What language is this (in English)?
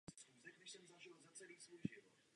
Czech